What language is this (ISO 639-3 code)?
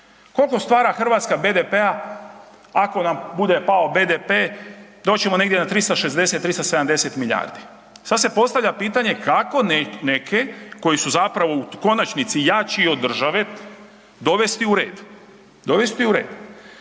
hrv